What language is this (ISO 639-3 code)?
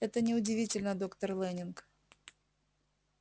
rus